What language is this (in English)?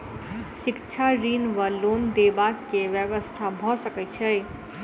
Maithili